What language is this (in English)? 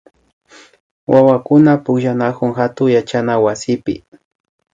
Imbabura Highland Quichua